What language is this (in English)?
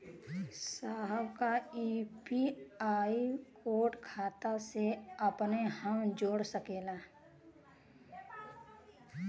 Bhojpuri